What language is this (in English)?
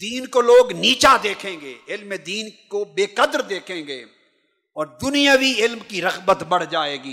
Urdu